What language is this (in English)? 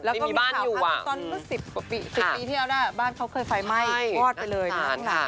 Thai